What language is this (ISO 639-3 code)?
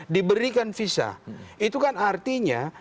ind